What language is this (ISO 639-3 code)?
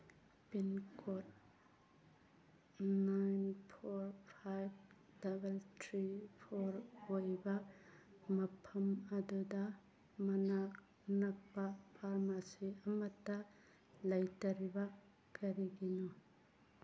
mni